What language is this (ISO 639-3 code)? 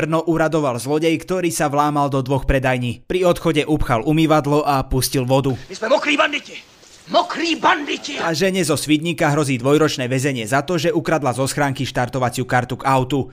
slk